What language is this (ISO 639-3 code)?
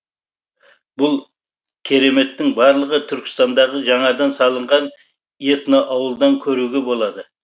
kaz